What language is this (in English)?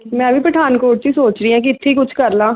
Punjabi